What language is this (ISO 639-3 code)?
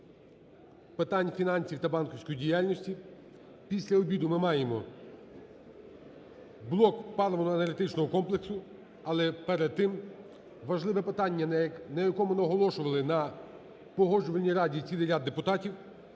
ukr